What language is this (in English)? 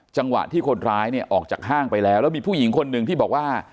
Thai